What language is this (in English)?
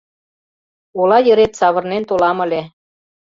Mari